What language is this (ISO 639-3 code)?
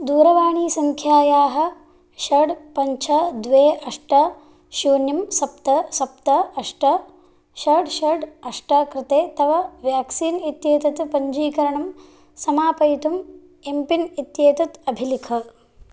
san